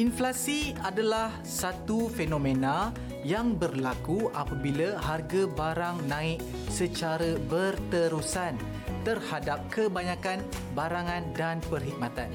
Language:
Malay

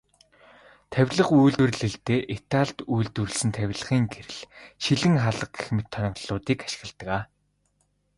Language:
Mongolian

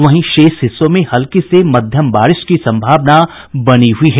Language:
Hindi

